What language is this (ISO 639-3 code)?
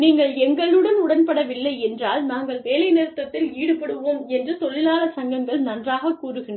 tam